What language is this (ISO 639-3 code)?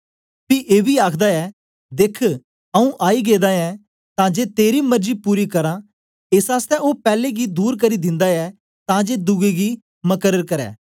doi